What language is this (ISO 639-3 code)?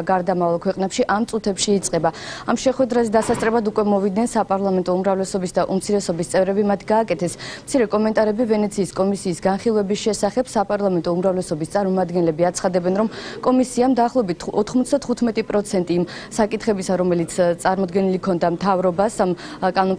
ron